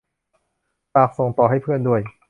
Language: Thai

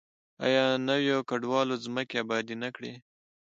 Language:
Pashto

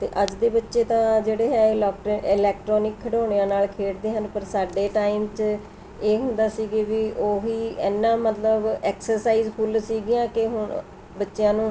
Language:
Punjabi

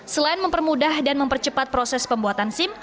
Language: Indonesian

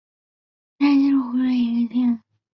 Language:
Chinese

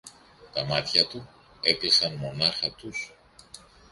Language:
Greek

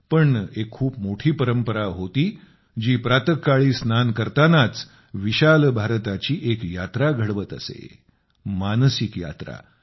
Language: Marathi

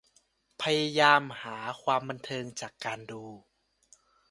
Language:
Thai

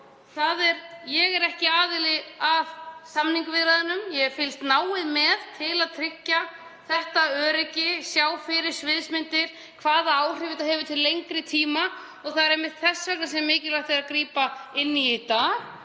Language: Icelandic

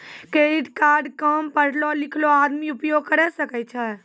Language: Maithili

